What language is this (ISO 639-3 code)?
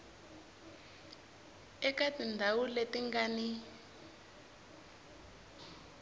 tso